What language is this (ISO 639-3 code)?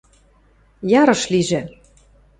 mrj